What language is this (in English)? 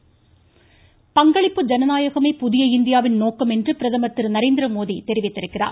Tamil